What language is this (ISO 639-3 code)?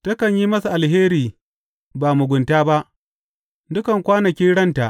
hau